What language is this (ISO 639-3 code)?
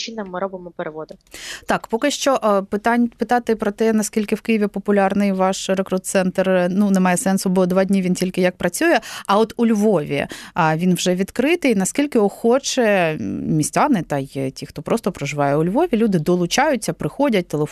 ukr